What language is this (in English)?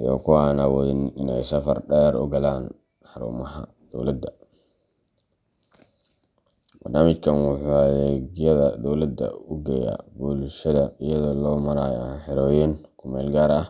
Somali